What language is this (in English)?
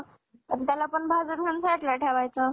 Marathi